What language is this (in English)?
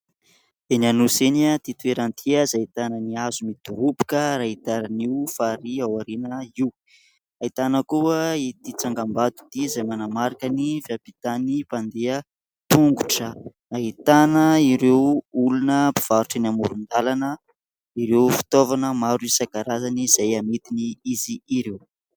Malagasy